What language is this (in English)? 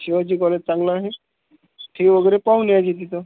Marathi